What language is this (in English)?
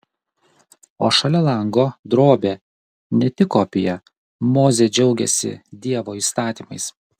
Lithuanian